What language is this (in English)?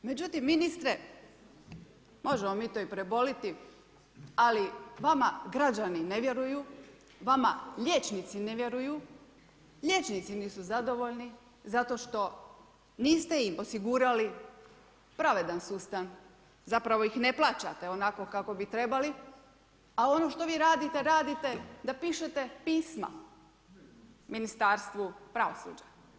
Croatian